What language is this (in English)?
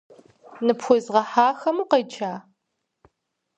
Kabardian